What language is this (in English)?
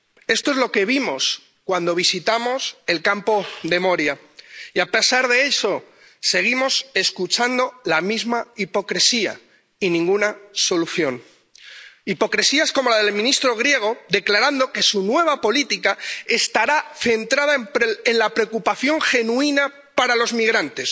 Spanish